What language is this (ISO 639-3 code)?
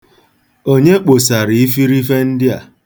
ibo